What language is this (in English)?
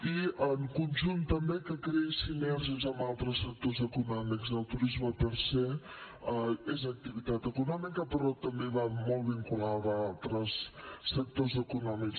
Catalan